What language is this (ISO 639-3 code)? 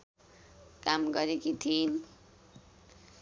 nep